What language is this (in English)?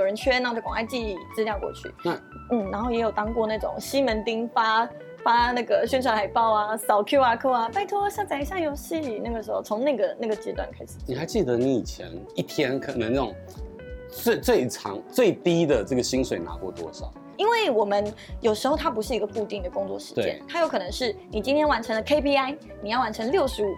Chinese